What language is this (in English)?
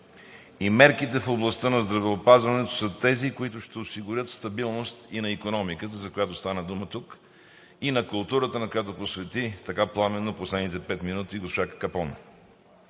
Bulgarian